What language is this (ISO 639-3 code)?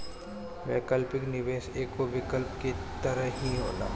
bho